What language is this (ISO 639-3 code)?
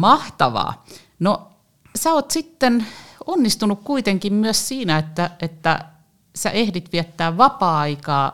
fin